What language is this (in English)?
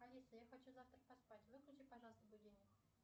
Russian